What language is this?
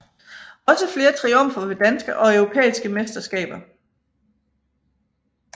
Danish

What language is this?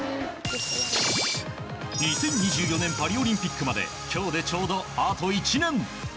Japanese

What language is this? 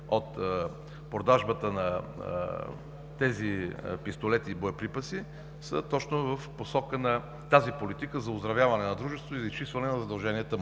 Bulgarian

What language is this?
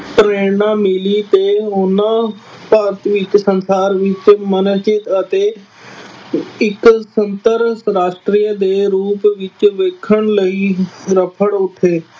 Punjabi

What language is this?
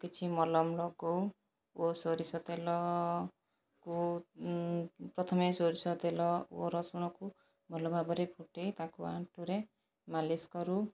Odia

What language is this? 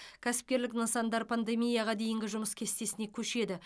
Kazakh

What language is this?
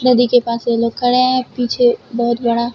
Hindi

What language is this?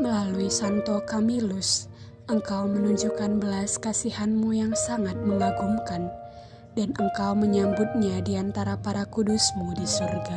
Indonesian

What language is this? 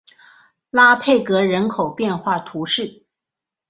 Chinese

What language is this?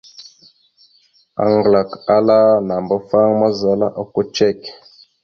Mada (Cameroon)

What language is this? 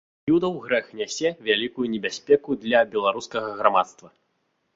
Belarusian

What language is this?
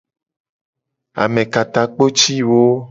Gen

